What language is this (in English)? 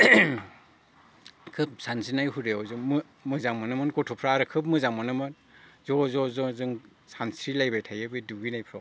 Bodo